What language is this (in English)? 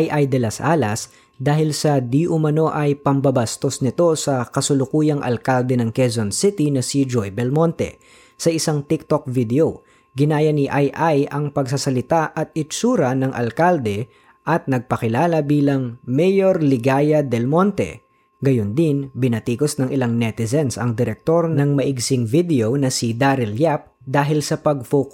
Filipino